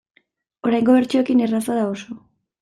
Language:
Basque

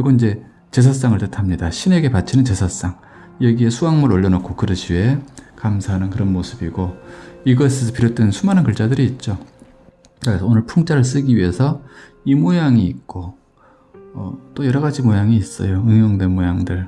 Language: Korean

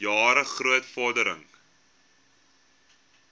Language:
Afrikaans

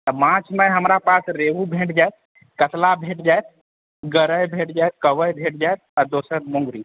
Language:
Maithili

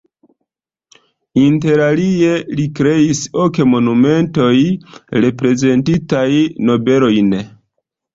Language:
Esperanto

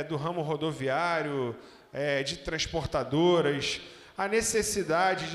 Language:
Portuguese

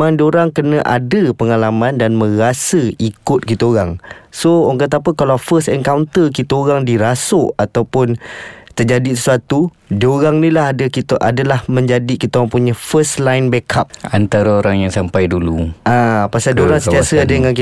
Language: Malay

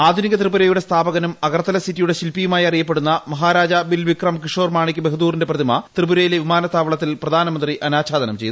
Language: Malayalam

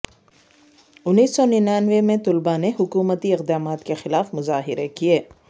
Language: Urdu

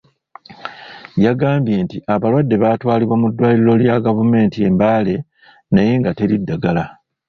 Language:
Ganda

